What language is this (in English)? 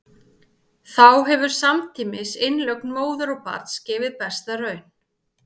Icelandic